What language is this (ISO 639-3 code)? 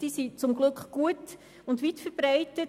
gsw